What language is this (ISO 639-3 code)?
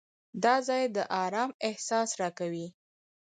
pus